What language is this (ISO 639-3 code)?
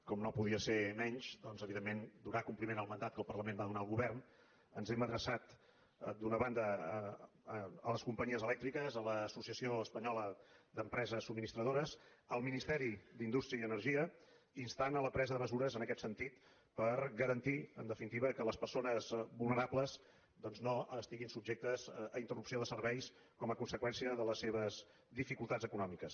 cat